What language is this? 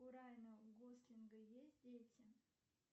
Russian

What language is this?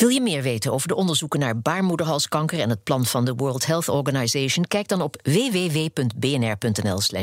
Dutch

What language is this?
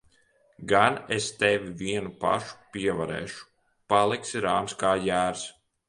Latvian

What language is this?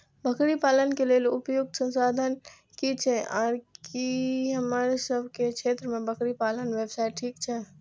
Maithili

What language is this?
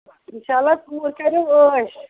Kashmiri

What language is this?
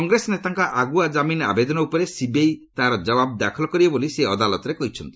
Odia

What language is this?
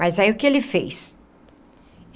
Portuguese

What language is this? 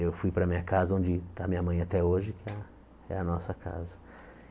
Portuguese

